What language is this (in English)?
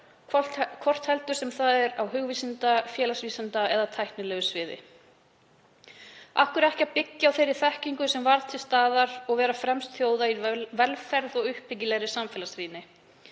Icelandic